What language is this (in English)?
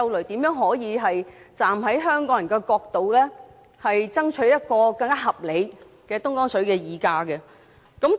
Cantonese